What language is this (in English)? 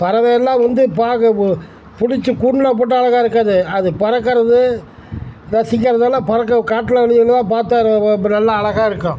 Tamil